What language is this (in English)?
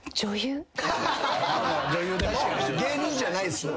Japanese